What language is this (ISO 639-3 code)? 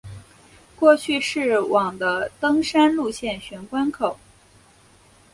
zho